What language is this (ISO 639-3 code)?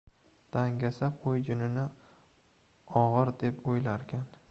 uzb